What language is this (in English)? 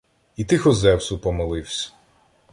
Ukrainian